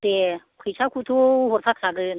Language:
Bodo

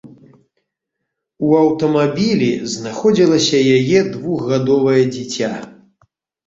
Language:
Belarusian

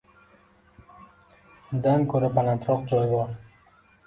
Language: Uzbek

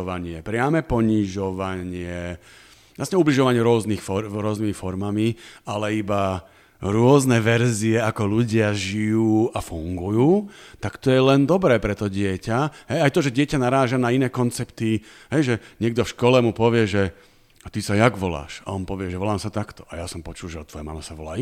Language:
Slovak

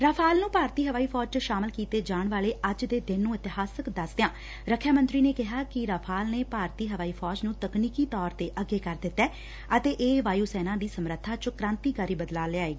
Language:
Punjabi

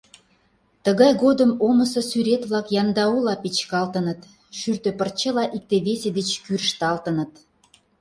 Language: Mari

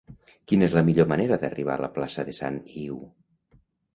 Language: Catalan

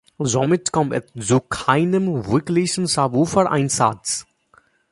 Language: German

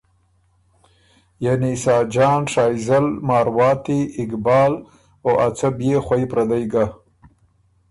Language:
Ormuri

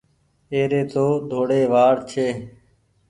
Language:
Goaria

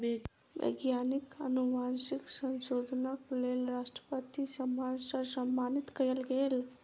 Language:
Maithili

